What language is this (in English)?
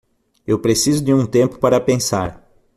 Portuguese